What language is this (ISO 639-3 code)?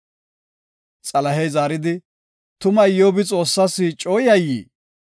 gof